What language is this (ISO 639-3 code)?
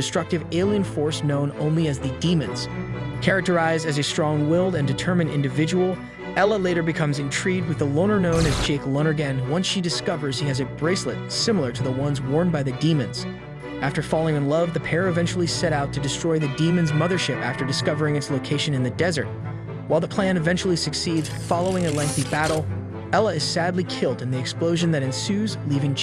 eng